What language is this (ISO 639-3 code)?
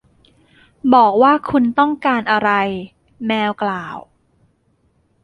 tha